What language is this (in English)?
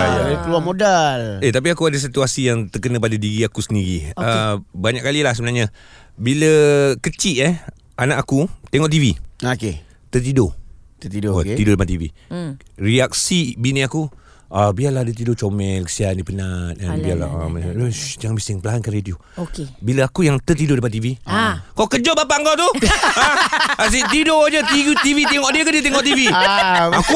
Malay